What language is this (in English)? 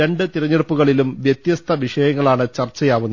Malayalam